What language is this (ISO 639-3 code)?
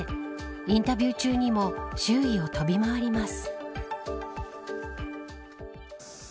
jpn